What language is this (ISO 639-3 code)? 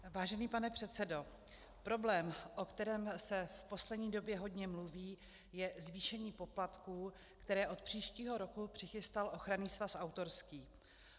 ces